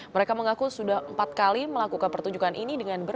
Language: Indonesian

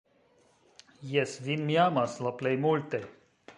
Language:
Esperanto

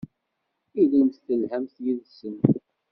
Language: Kabyle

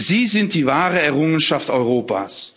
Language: German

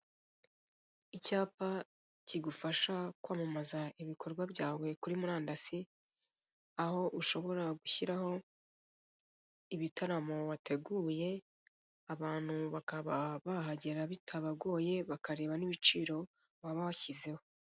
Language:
Kinyarwanda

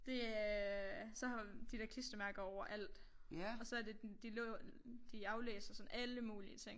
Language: Danish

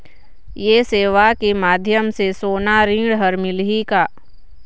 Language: Chhattisgarhi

